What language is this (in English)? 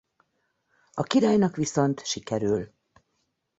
Hungarian